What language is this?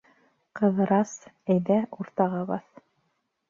Bashkir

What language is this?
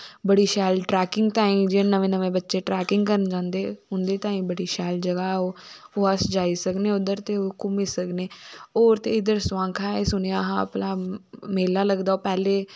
Dogri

